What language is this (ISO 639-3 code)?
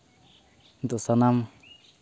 sat